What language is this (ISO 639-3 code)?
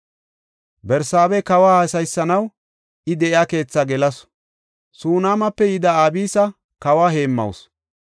gof